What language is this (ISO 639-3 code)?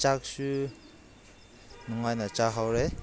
mni